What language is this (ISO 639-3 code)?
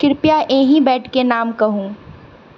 mai